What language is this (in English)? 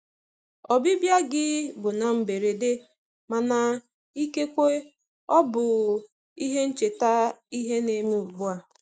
Igbo